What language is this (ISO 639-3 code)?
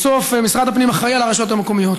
heb